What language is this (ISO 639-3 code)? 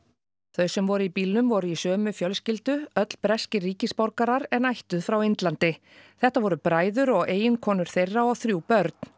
isl